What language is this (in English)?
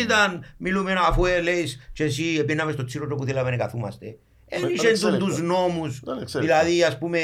Greek